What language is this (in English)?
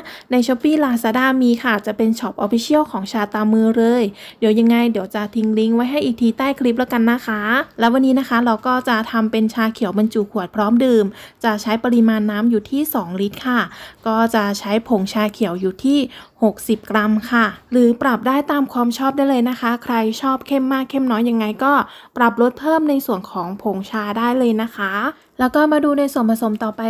Thai